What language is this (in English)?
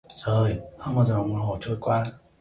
Vietnamese